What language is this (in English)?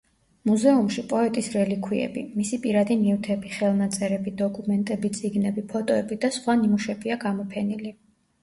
Georgian